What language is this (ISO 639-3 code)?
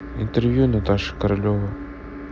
rus